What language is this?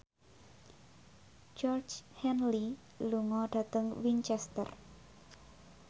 Javanese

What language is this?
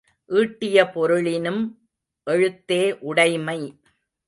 Tamil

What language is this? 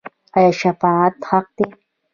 Pashto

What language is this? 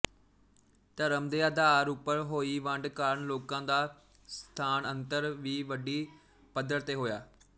Punjabi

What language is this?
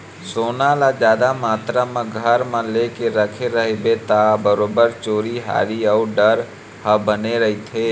Chhattisgarhi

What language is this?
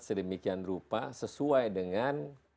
Indonesian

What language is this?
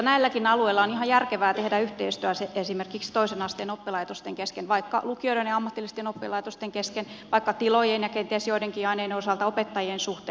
Finnish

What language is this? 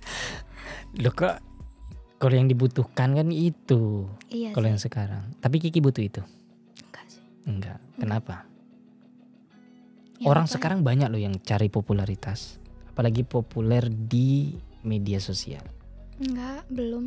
Indonesian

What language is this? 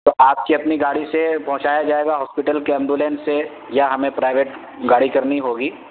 Urdu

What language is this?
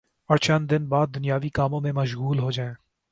Urdu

